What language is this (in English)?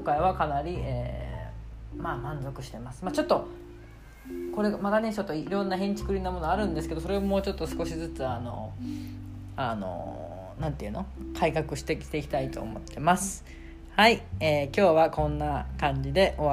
Japanese